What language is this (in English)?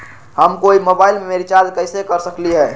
Magahi